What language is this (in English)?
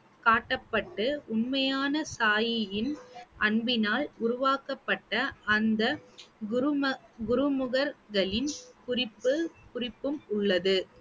Tamil